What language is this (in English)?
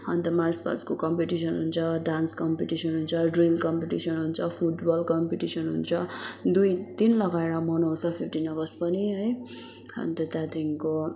Nepali